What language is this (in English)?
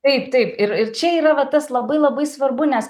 Lithuanian